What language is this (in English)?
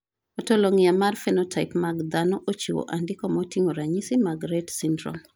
Luo (Kenya and Tanzania)